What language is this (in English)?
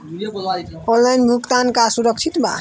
Bhojpuri